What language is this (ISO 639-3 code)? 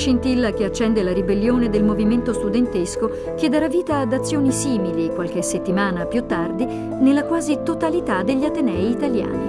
ita